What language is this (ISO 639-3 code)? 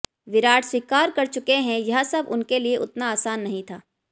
hin